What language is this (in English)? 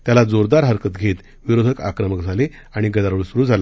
Marathi